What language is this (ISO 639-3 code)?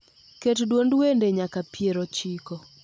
luo